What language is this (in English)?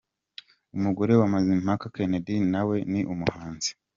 Kinyarwanda